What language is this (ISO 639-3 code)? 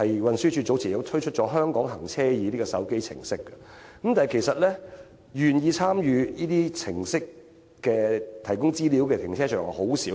yue